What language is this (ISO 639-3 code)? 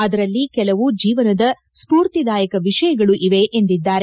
kan